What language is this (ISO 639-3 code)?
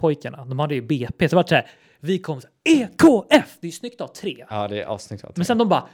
swe